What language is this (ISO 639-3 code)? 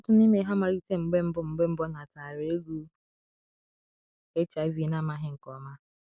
ibo